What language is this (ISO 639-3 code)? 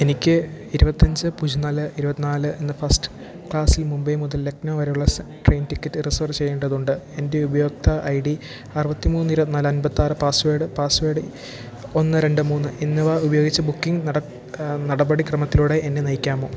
mal